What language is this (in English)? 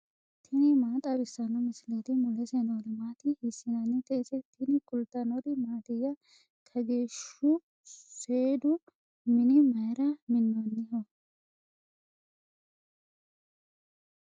Sidamo